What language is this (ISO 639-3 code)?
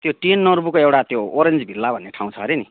nep